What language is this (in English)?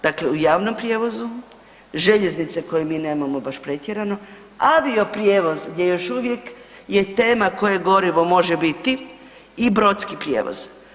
Croatian